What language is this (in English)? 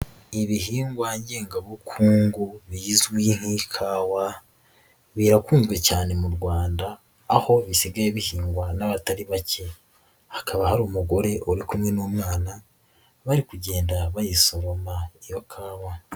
Kinyarwanda